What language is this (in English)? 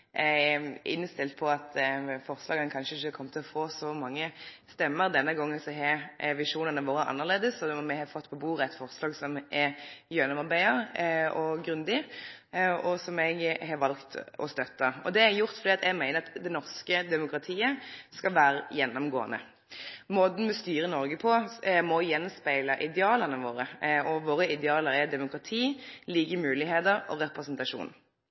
Norwegian Nynorsk